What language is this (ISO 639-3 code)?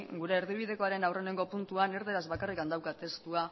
eus